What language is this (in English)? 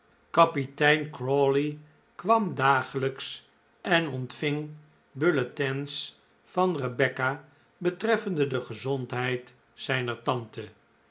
Dutch